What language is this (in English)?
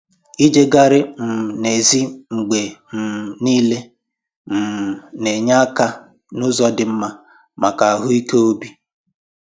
Igbo